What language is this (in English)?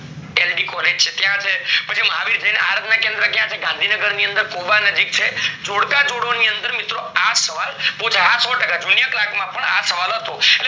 Gujarati